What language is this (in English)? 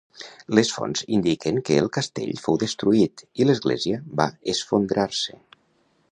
Catalan